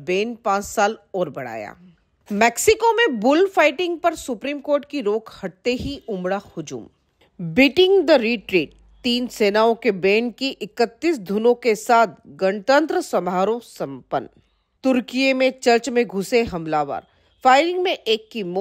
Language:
Hindi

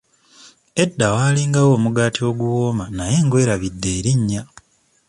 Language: Ganda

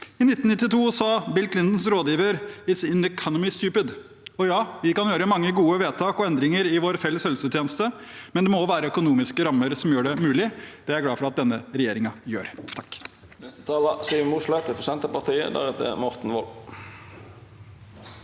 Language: Norwegian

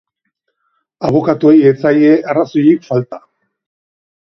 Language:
Basque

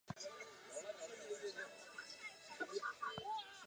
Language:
Chinese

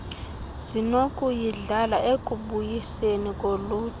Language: Xhosa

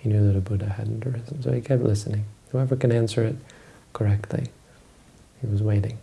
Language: English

